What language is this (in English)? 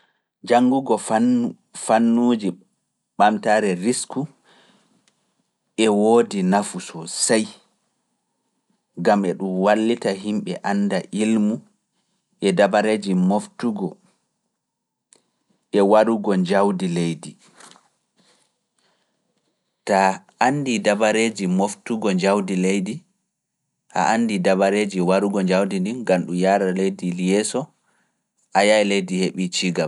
Fula